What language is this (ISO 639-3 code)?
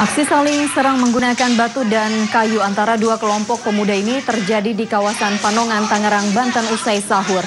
ind